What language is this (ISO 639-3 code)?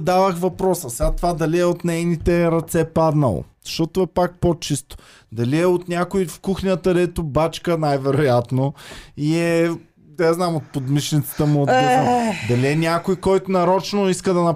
bul